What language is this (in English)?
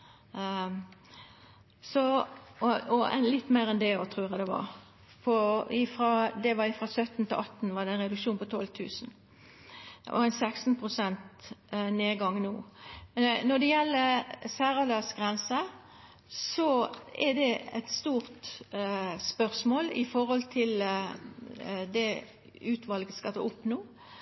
Norwegian Nynorsk